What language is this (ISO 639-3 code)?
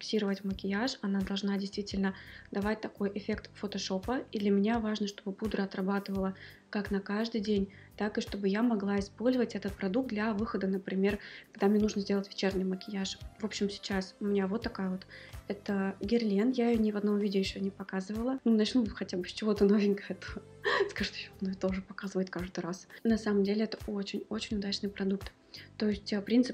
rus